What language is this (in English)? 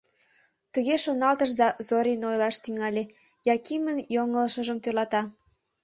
Mari